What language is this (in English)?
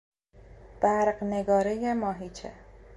Persian